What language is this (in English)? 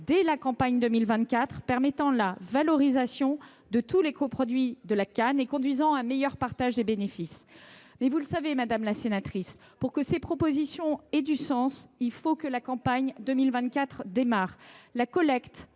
French